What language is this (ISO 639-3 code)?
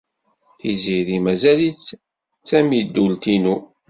kab